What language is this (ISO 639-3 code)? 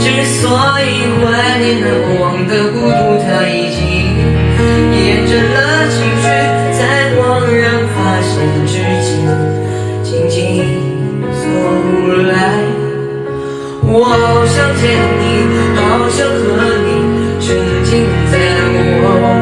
zho